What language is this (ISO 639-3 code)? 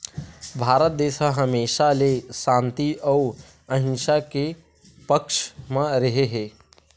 hne